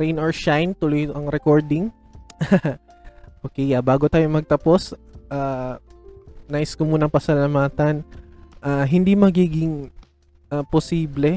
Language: Filipino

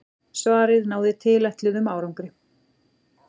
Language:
Icelandic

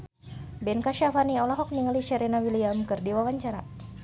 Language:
Sundanese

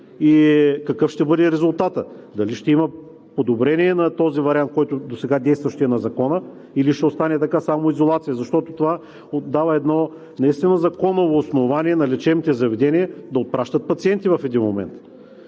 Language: Bulgarian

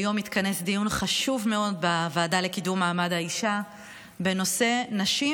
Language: Hebrew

